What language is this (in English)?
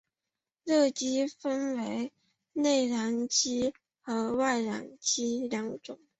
Chinese